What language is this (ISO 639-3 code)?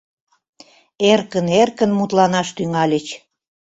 chm